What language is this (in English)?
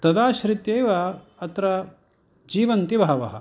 Sanskrit